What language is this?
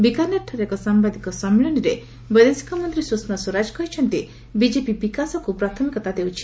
Odia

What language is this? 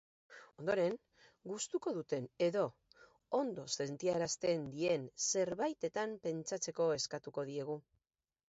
Basque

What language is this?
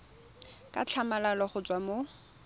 Tswana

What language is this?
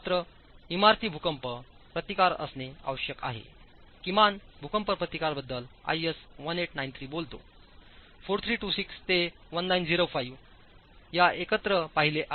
Marathi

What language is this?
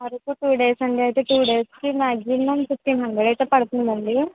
Telugu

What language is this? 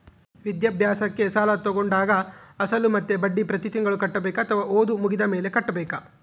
Kannada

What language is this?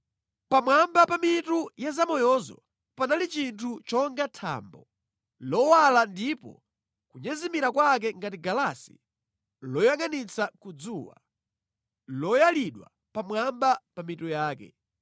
Nyanja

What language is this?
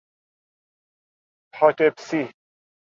Persian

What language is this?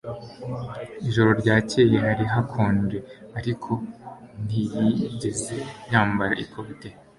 Kinyarwanda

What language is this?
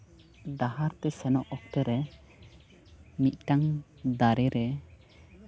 Santali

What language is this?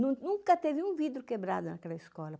Portuguese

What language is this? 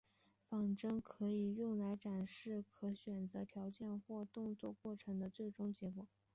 Chinese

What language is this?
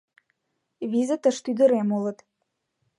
Mari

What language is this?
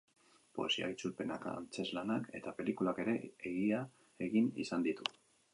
Basque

